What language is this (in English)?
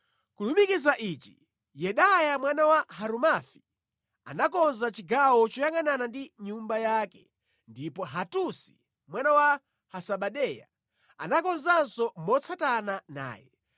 Nyanja